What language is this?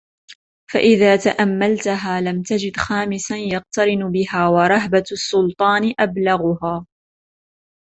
Arabic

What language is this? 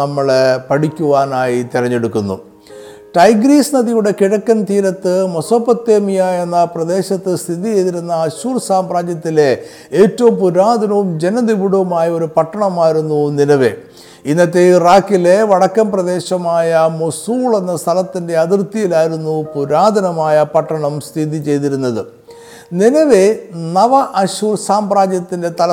Malayalam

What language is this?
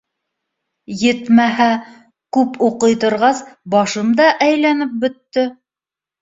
Bashkir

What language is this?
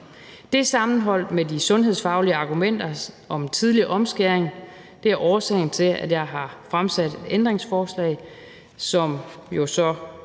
Danish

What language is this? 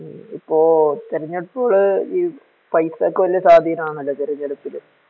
Malayalam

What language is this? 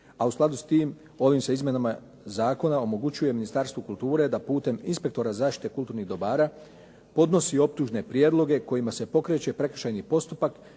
Croatian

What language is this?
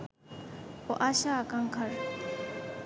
Bangla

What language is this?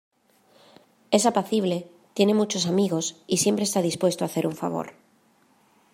Spanish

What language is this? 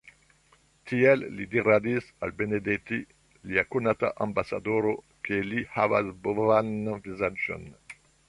Esperanto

